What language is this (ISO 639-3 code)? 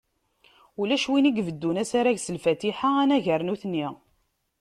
kab